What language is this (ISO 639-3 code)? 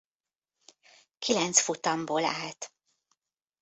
hun